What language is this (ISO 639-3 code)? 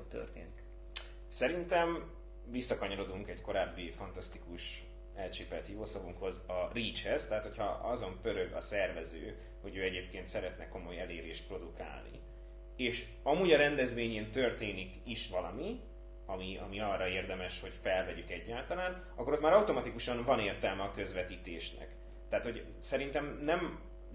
hun